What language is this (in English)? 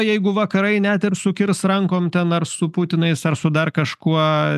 Lithuanian